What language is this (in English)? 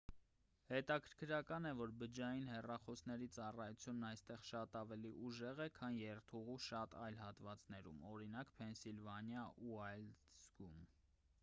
Armenian